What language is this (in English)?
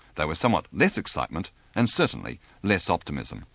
English